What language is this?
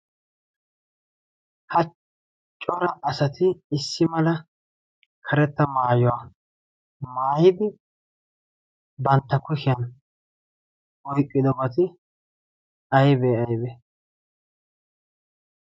Wolaytta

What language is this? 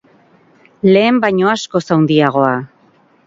Basque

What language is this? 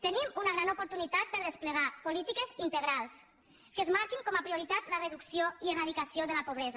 Catalan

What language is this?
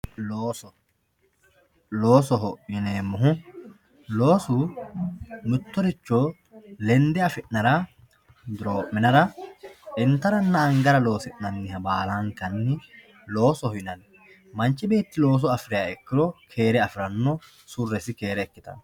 Sidamo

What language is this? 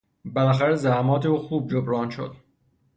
Persian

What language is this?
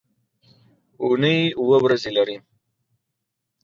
Pashto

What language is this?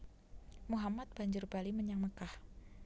Javanese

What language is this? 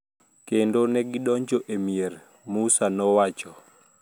Luo (Kenya and Tanzania)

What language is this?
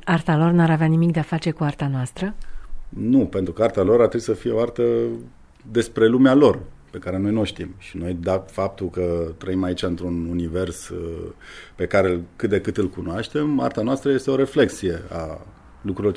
Romanian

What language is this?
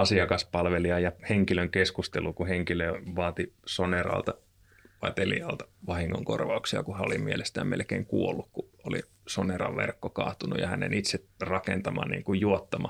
Finnish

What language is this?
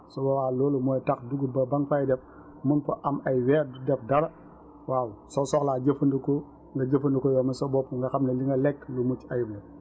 Wolof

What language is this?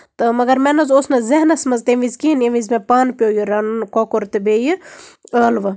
Kashmiri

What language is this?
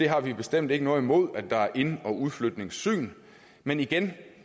Danish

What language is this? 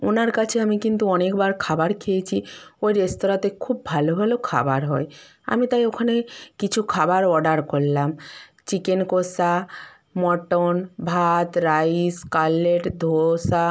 Bangla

